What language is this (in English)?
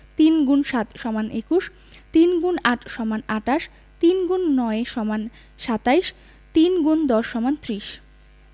Bangla